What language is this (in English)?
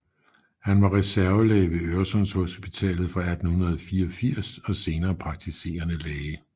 Danish